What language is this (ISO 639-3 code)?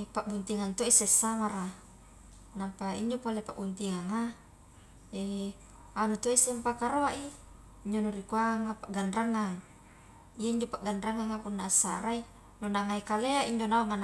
kjk